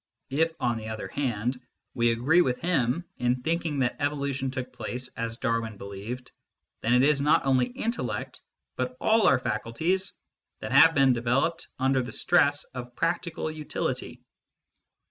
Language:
English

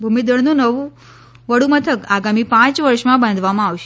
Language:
Gujarati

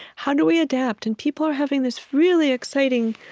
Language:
English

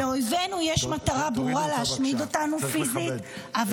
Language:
Hebrew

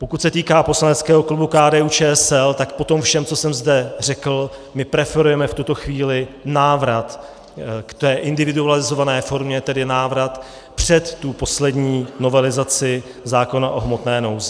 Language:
Czech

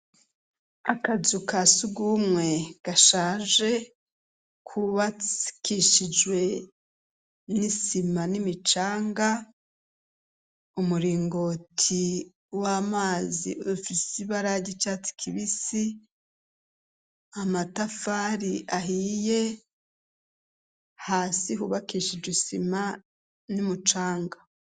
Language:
Rundi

